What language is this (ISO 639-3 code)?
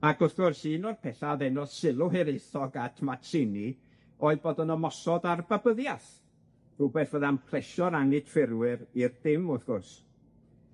cym